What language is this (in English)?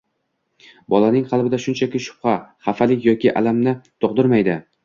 Uzbek